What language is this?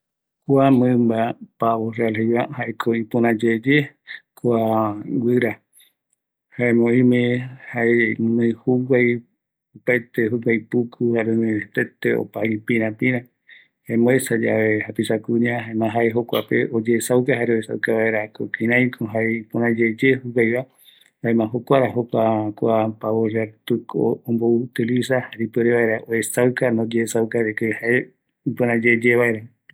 Eastern Bolivian Guaraní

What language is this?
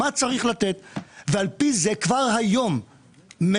Hebrew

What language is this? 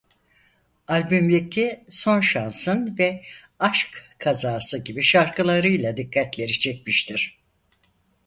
Turkish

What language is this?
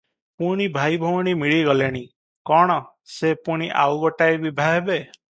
Odia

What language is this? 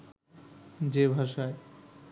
Bangla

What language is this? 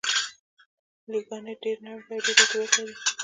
Pashto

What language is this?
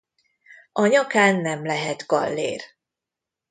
Hungarian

